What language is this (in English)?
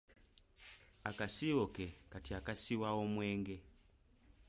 Ganda